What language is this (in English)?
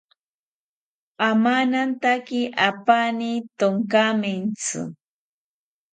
South Ucayali Ashéninka